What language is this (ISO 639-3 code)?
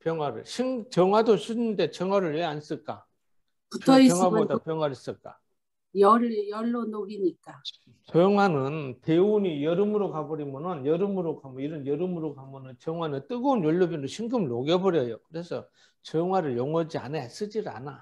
kor